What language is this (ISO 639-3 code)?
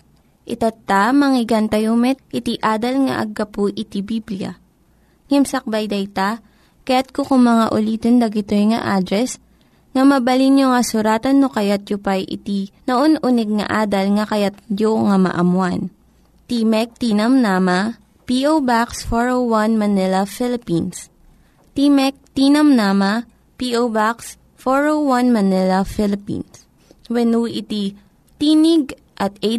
fil